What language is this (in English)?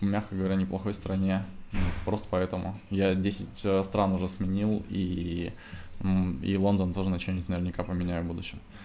Russian